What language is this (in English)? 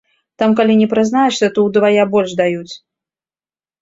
Belarusian